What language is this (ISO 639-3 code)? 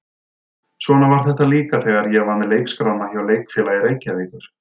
isl